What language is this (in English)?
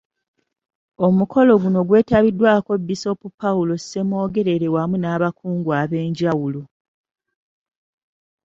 Ganda